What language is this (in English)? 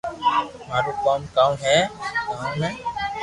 Loarki